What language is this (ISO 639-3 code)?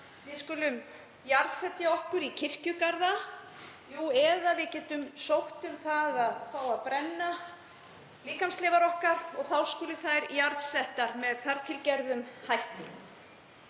isl